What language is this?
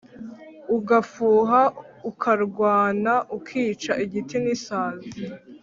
Kinyarwanda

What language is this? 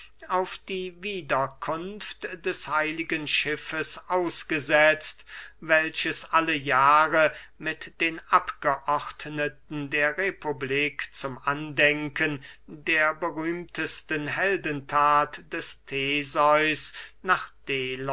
German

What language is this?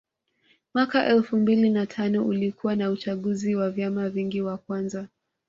Swahili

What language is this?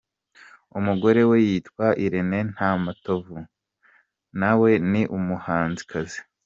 Kinyarwanda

